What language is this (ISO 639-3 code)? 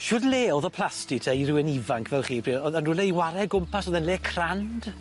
cym